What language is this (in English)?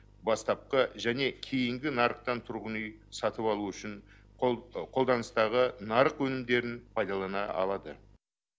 Kazakh